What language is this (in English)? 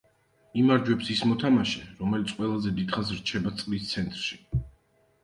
Georgian